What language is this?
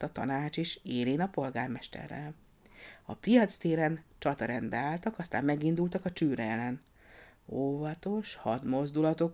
Hungarian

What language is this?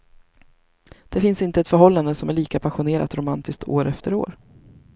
Swedish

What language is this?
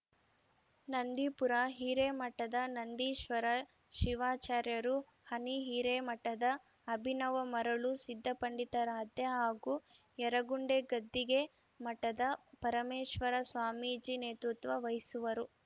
Kannada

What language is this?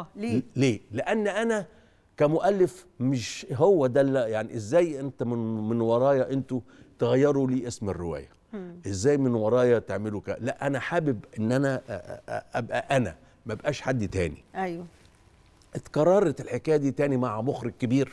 Arabic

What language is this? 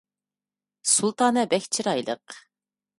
Uyghur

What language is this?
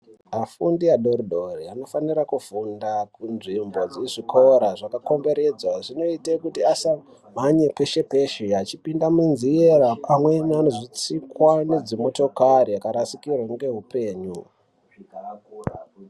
Ndau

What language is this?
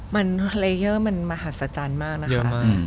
Thai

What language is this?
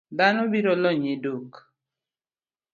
Luo (Kenya and Tanzania)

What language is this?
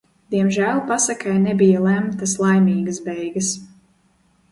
Latvian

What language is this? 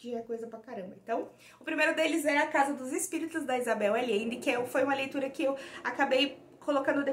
Portuguese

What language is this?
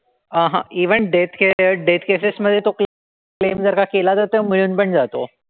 Marathi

